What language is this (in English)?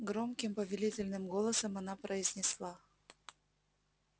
Russian